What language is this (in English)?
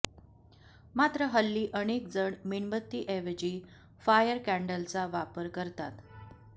Marathi